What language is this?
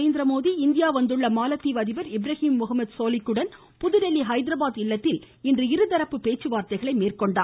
Tamil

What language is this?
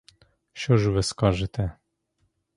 Ukrainian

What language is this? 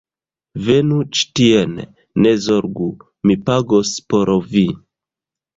Esperanto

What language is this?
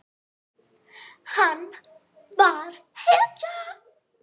Icelandic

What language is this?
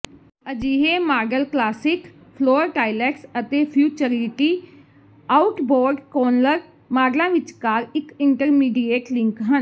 Punjabi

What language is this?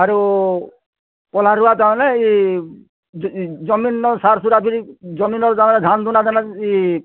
Odia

